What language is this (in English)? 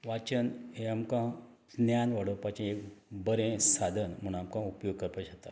Konkani